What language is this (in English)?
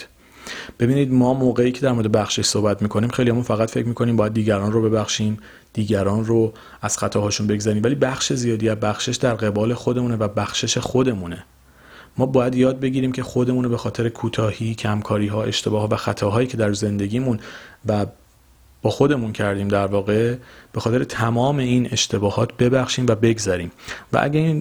Persian